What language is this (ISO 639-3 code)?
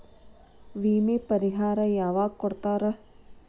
kan